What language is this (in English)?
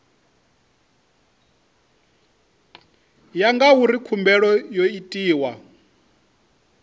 Venda